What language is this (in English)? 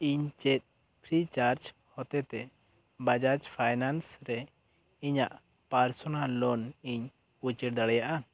Santali